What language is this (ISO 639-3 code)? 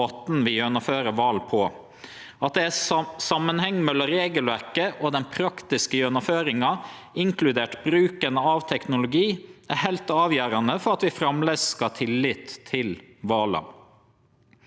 nor